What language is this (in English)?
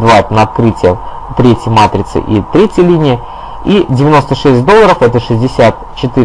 Russian